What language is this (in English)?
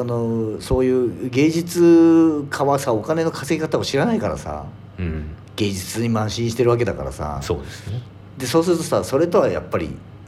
Japanese